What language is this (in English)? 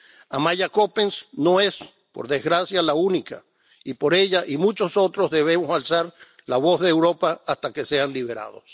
Spanish